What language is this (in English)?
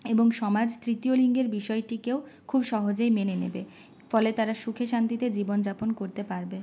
Bangla